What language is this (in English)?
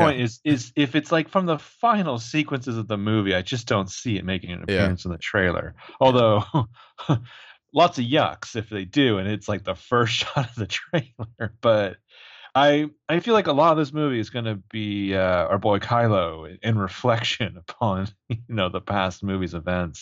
English